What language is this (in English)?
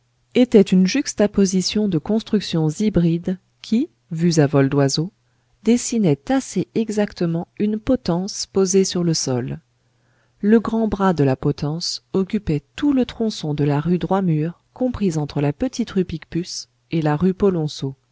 French